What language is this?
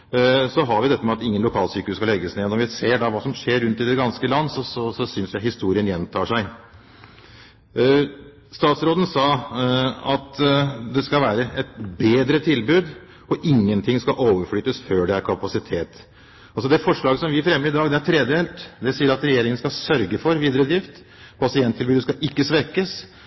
Norwegian Bokmål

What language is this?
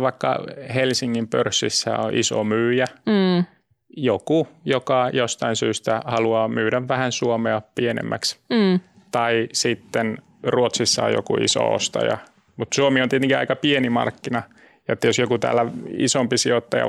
Finnish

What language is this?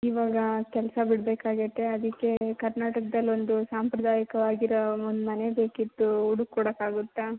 Kannada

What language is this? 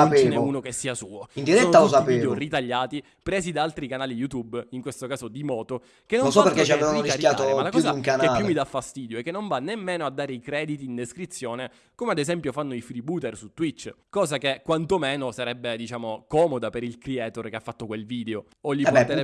Italian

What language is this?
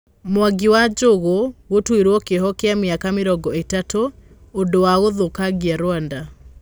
Kikuyu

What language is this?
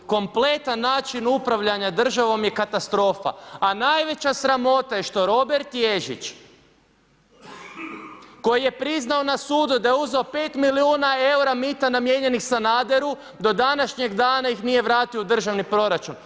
Croatian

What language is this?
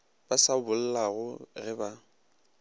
Northern Sotho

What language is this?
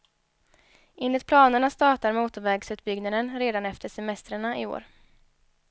Swedish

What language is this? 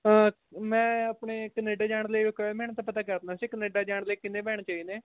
Punjabi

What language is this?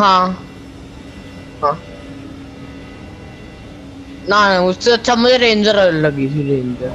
Hindi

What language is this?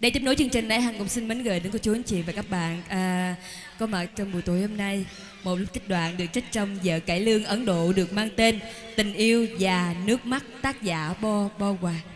Vietnamese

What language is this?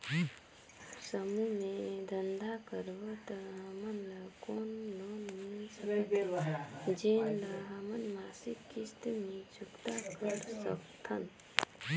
Chhattisgarhi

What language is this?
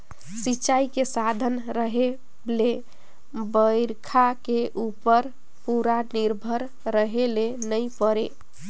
Chhattisgarhi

